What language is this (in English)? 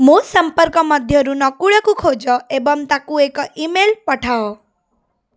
Odia